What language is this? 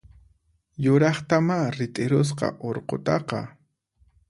Puno Quechua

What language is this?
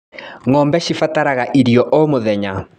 Kikuyu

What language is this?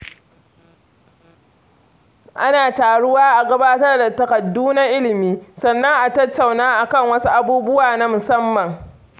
Hausa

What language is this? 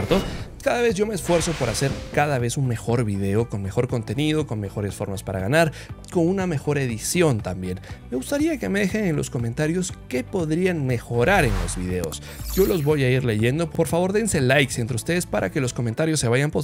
Spanish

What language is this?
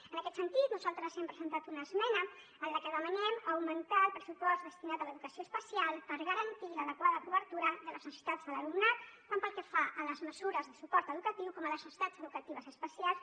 Catalan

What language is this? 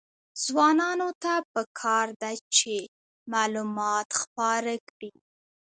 Pashto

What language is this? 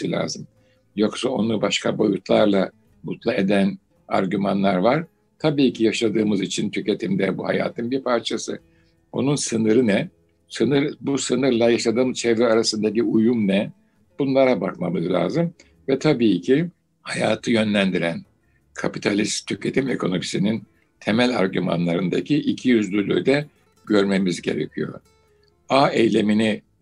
Turkish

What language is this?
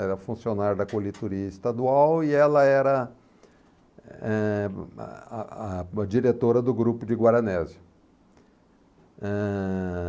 Portuguese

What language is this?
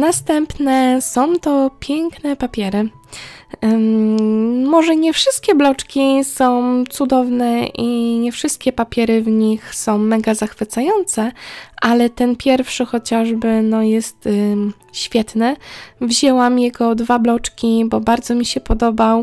Polish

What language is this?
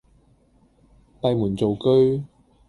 Cantonese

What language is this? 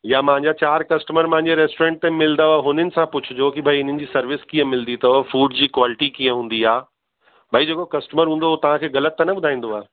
Sindhi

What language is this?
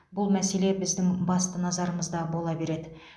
Kazakh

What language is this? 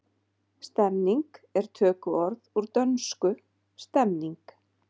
Icelandic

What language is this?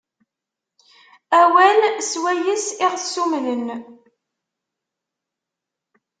Kabyle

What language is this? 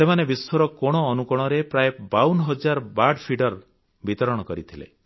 Odia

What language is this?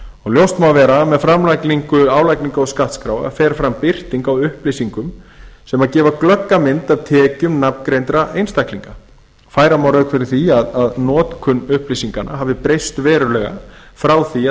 Icelandic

